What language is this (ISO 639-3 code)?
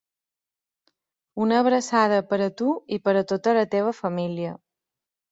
cat